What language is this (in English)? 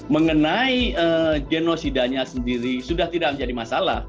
Indonesian